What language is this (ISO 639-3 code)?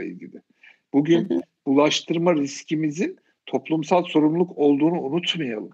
tur